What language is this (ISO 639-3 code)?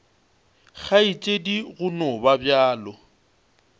nso